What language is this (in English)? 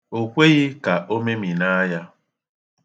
Igbo